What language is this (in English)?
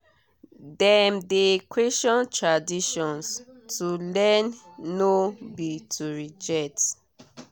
Nigerian Pidgin